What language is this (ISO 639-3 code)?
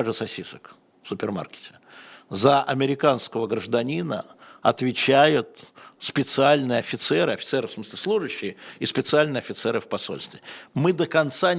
rus